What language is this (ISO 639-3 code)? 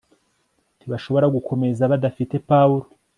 kin